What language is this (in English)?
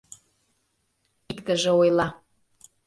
Mari